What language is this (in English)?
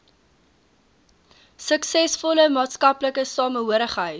Afrikaans